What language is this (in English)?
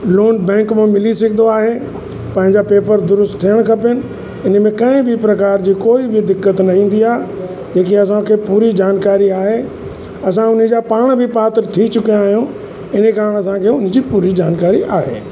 Sindhi